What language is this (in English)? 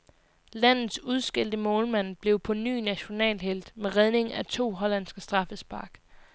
Danish